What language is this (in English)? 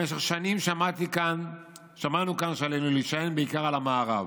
Hebrew